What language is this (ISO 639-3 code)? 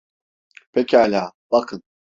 tur